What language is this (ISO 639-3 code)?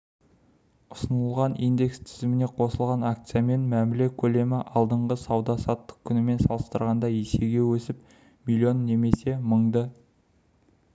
kaz